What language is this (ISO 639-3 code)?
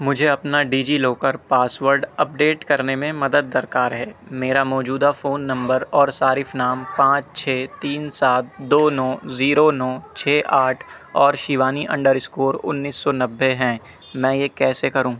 urd